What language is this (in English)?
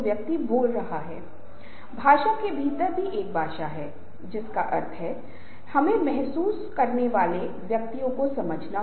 Hindi